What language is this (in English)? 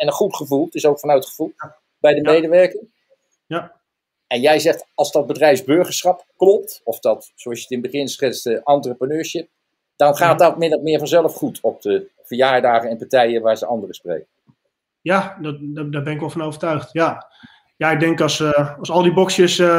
Dutch